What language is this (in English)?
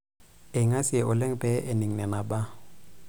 Masai